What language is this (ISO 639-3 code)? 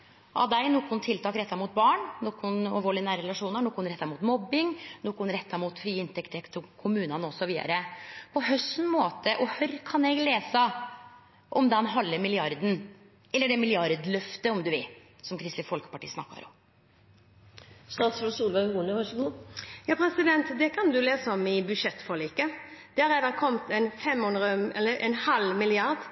nor